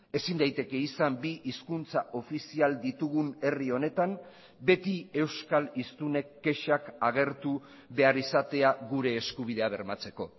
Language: Basque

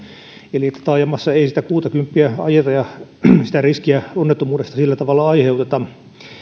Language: Finnish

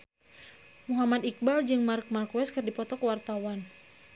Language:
Sundanese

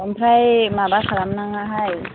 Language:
Bodo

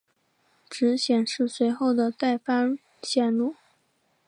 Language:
Chinese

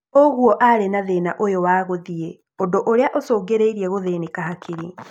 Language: Kikuyu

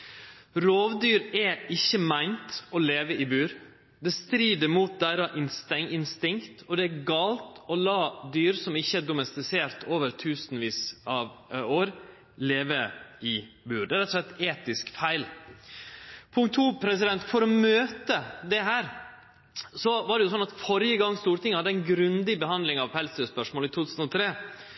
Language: Norwegian Nynorsk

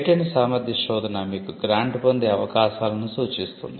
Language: Telugu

